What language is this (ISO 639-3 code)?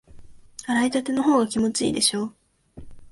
jpn